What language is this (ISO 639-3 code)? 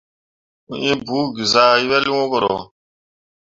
mua